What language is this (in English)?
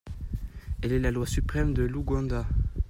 French